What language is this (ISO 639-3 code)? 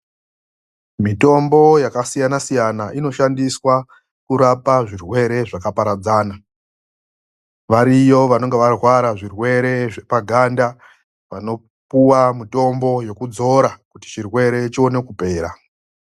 ndc